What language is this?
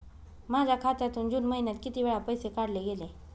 Marathi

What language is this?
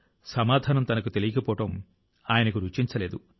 Telugu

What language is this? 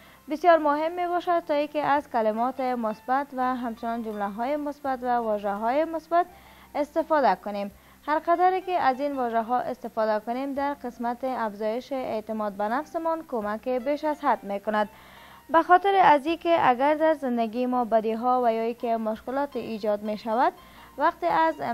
Persian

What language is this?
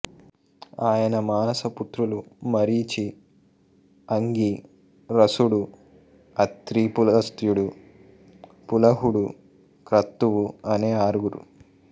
Telugu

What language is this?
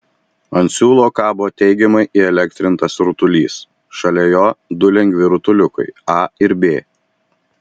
Lithuanian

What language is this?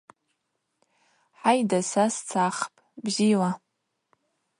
Abaza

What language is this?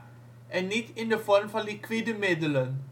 Dutch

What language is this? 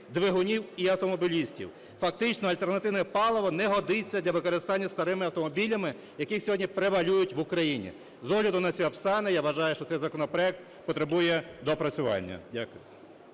Ukrainian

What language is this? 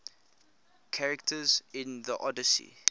English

